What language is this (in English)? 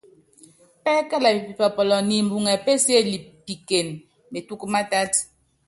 Yangben